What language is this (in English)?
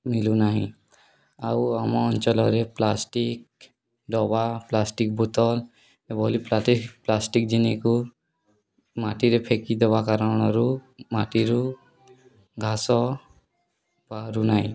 Odia